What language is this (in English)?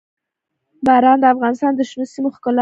Pashto